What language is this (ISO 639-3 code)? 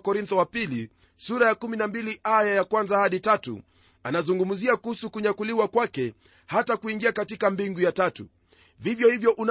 swa